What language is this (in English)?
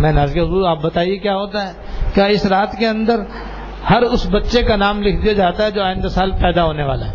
Urdu